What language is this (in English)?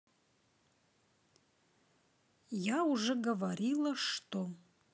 Russian